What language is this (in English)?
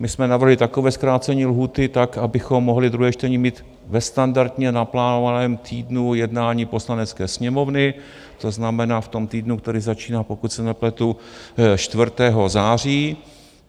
Czech